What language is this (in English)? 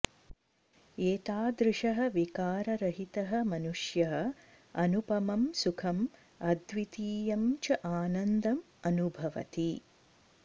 Sanskrit